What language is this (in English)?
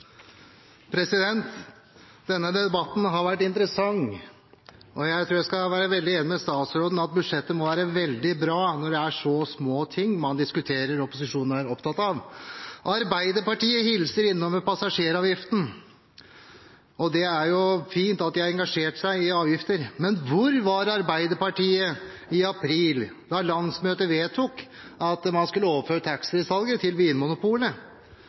Norwegian Bokmål